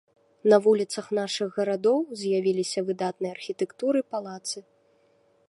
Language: Belarusian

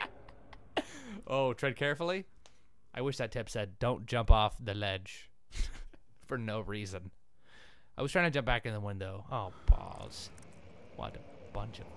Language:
English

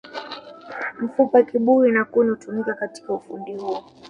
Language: Swahili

